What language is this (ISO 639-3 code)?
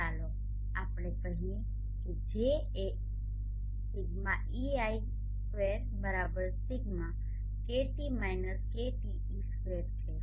guj